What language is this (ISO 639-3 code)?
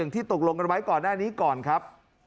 tha